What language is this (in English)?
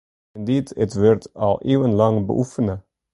Western Frisian